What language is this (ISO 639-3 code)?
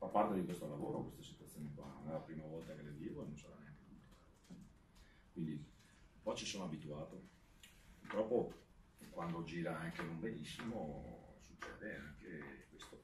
ita